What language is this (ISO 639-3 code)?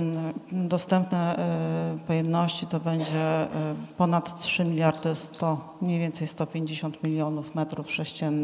pol